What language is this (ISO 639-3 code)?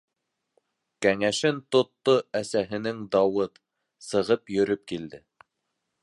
bak